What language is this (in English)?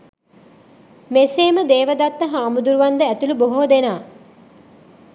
Sinhala